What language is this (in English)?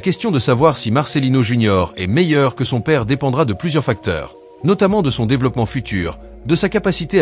French